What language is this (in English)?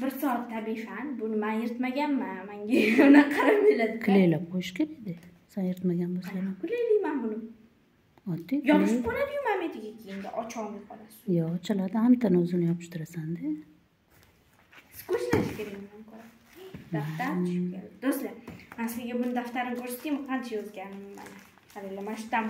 Turkish